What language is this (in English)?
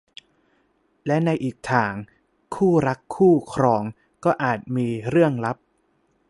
Thai